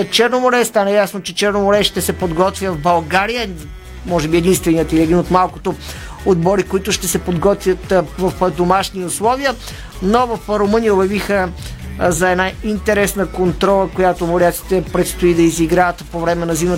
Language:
Bulgarian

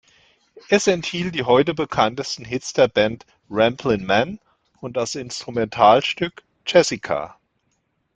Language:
German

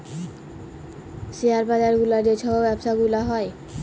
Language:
Bangla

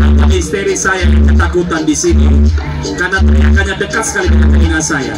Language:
Korean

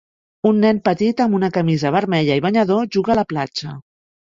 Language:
Catalan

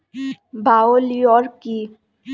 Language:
Bangla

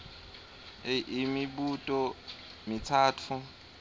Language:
Swati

